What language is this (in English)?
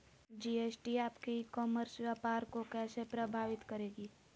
Magahi